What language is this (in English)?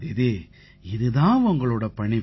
Tamil